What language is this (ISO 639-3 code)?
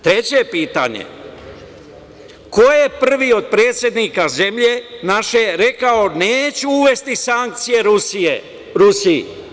srp